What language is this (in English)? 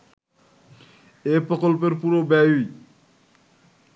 Bangla